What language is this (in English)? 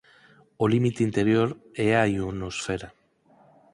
Galician